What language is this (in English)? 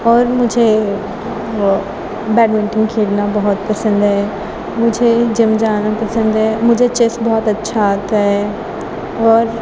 Urdu